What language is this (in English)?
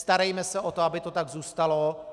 Czech